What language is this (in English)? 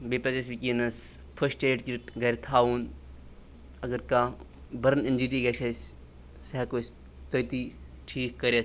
Kashmiri